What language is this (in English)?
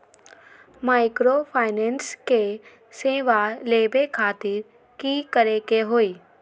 Magahi